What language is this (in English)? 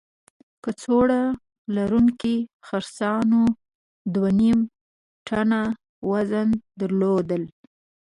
Pashto